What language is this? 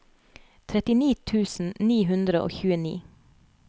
Norwegian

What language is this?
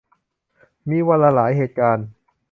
Thai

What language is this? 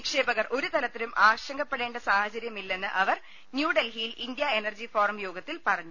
Malayalam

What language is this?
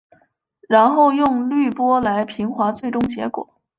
Chinese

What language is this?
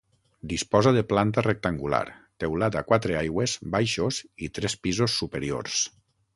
Catalan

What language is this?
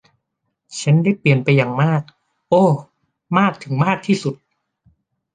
Thai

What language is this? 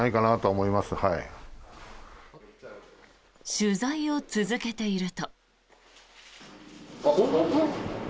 Japanese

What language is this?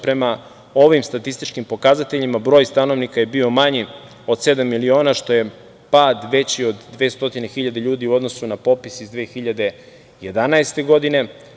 Serbian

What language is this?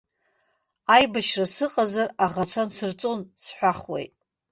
Abkhazian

